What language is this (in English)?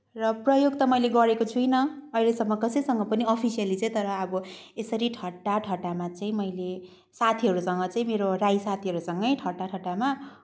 Nepali